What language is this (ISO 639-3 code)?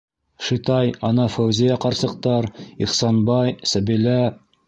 bak